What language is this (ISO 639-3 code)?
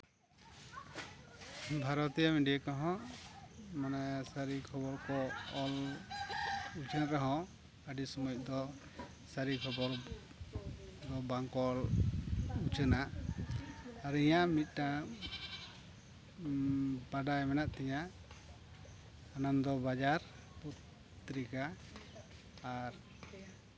sat